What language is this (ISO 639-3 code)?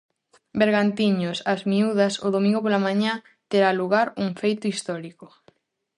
glg